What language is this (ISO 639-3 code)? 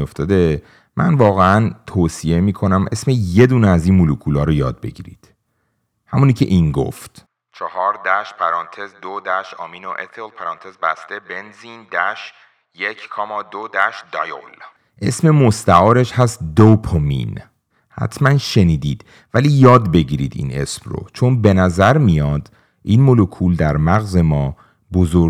fas